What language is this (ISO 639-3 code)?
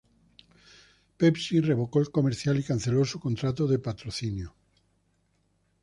spa